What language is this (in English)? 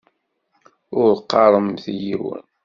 Kabyle